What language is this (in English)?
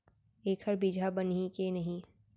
Chhattisgarhi